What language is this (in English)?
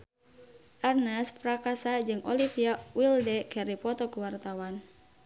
Sundanese